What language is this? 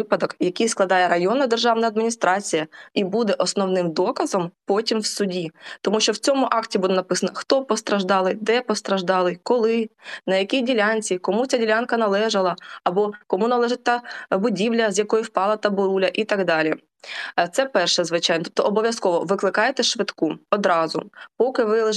Ukrainian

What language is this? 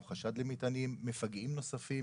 Hebrew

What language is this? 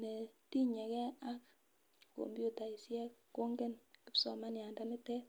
Kalenjin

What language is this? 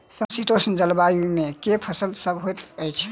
Maithili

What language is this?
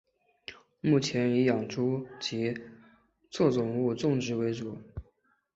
Chinese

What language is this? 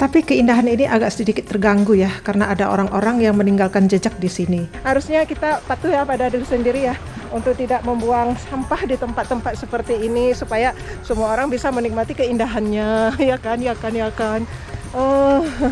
Indonesian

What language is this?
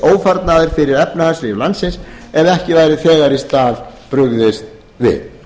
Icelandic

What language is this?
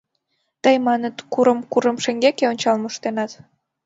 Mari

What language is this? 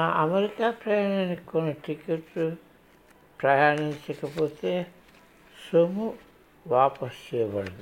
Telugu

